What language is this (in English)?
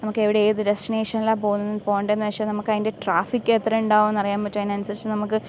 Malayalam